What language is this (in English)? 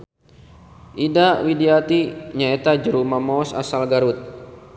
Sundanese